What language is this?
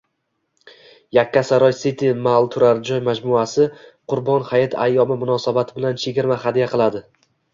Uzbek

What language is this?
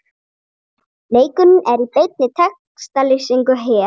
Icelandic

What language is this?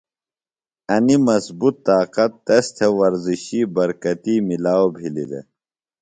Phalura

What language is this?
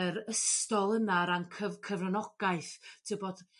Welsh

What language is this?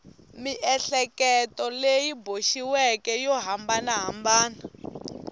Tsonga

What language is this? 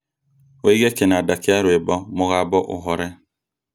Kikuyu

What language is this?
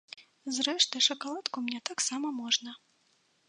Belarusian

